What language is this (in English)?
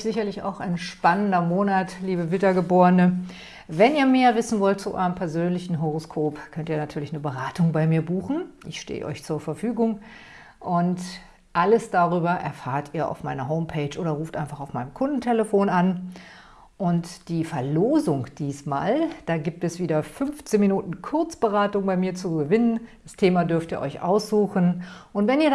German